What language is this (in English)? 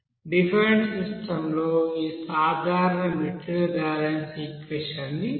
Telugu